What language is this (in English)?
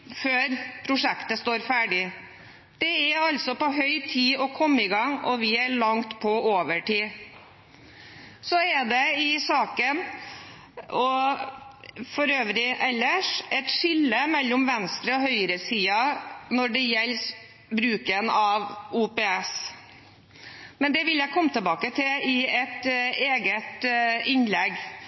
Norwegian Bokmål